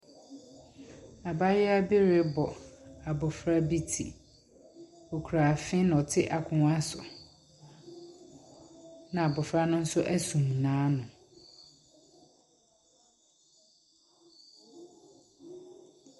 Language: Akan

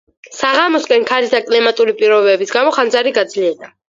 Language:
Georgian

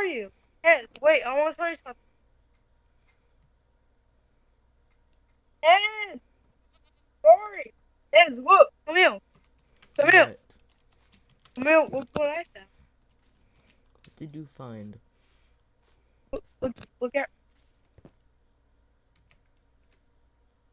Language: English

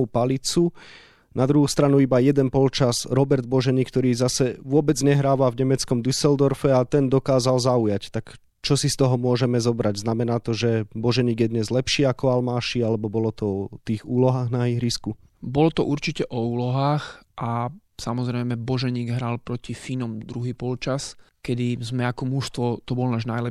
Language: Slovak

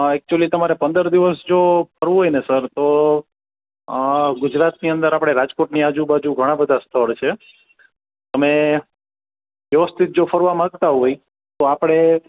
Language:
Gujarati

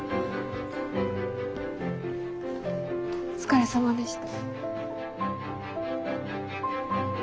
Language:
Japanese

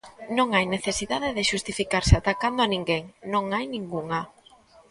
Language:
Galician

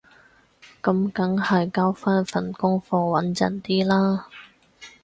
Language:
Cantonese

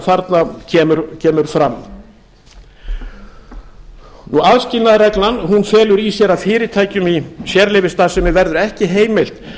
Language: Icelandic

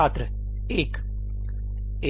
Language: Hindi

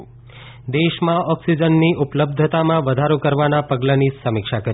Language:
Gujarati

